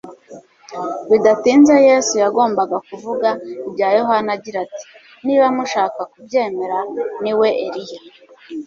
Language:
Kinyarwanda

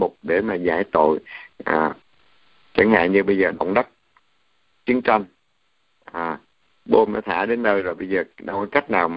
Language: Vietnamese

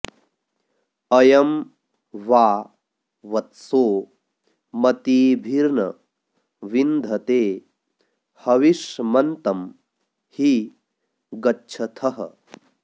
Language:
Sanskrit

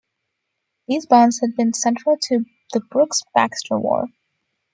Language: English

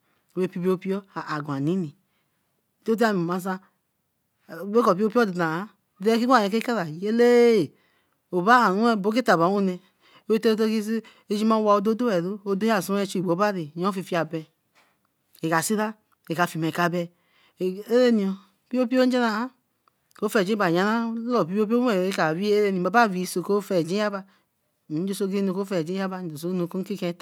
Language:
Eleme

